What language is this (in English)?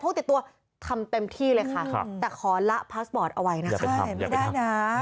Thai